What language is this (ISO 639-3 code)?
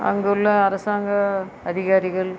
tam